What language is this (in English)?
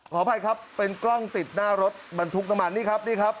Thai